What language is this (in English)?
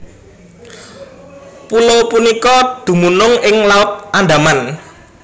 Javanese